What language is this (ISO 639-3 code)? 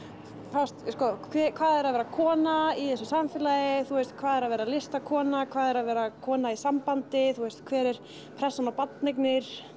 isl